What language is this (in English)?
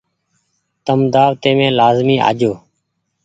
Goaria